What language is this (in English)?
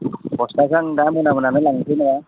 Bodo